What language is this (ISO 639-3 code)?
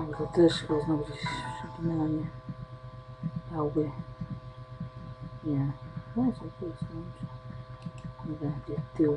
pol